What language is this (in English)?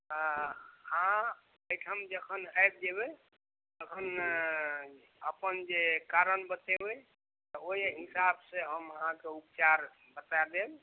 Maithili